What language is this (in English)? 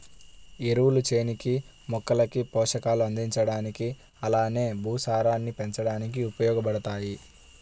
Telugu